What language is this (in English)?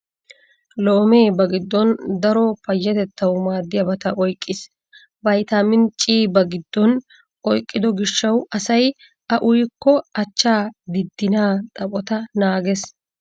Wolaytta